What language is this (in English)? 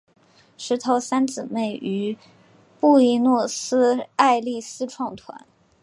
Chinese